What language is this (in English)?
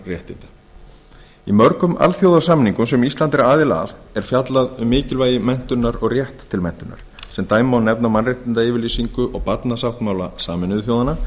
Icelandic